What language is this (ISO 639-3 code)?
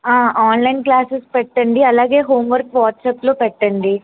tel